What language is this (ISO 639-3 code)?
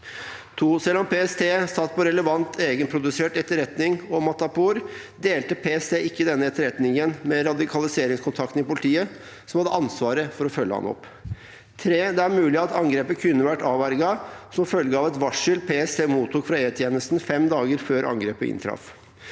nor